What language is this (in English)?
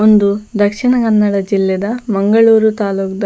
Tulu